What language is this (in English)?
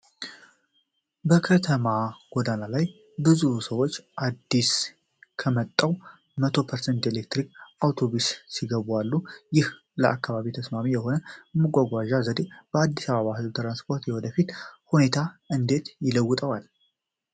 Amharic